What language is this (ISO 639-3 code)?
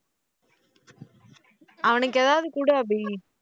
tam